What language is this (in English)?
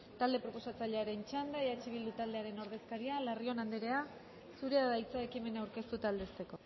Basque